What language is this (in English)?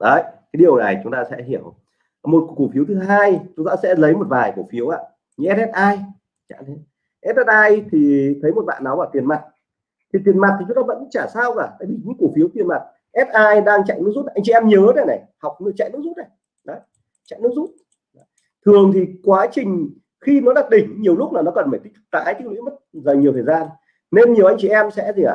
Vietnamese